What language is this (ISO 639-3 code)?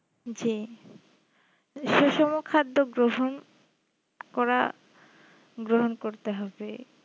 ben